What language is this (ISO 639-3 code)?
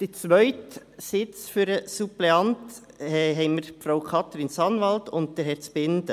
gsw